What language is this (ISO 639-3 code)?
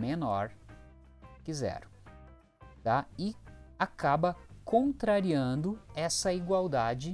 por